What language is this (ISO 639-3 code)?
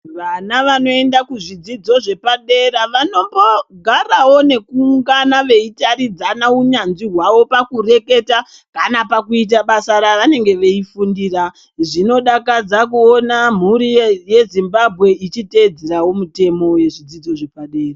ndc